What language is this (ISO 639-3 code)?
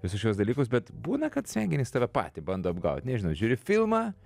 lit